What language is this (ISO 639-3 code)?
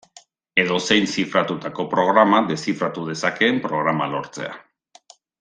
eus